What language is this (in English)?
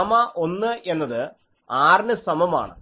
Malayalam